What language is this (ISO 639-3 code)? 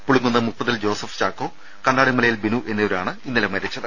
mal